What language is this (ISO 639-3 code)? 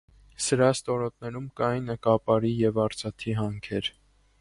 hye